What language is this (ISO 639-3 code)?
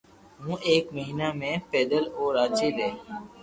lrk